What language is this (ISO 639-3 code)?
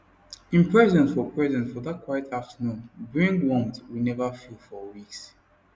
pcm